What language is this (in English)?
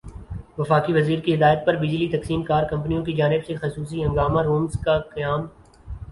Urdu